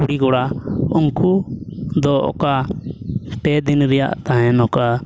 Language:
Santali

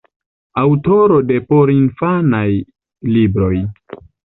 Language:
Esperanto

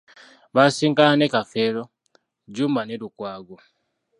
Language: Ganda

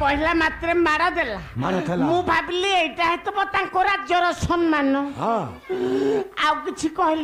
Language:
Korean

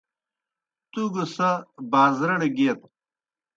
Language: Kohistani Shina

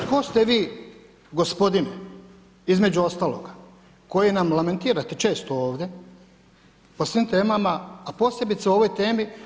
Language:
Croatian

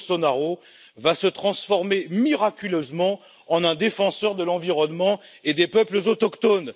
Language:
French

